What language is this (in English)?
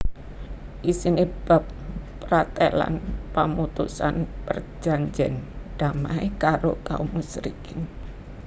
Javanese